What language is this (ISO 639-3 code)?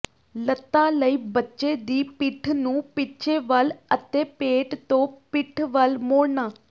pan